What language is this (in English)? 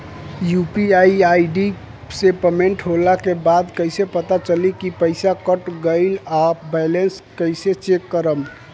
Bhojpuri